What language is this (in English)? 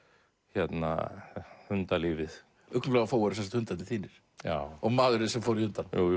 Icelandic